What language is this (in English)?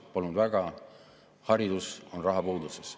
Estonian